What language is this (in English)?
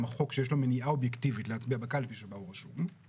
Hebrew